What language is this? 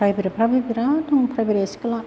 Bodo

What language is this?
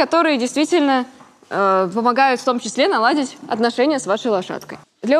Russian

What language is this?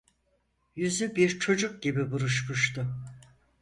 Turkish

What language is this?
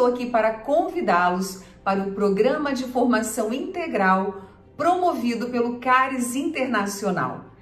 Portuguese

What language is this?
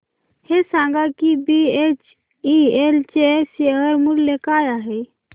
Marathi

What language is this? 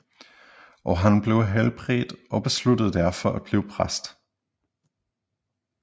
Danish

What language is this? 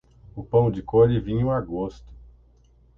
Portuguese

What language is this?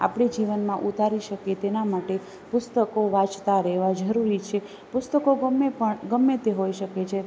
Gujarati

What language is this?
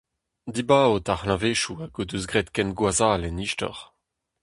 Breton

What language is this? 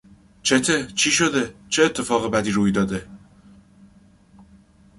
Persian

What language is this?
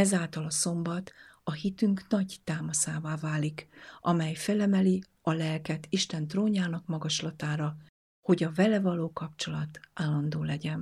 Hungarian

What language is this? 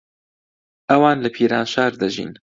Central Kurdish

